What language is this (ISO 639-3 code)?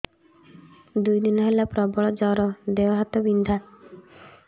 ori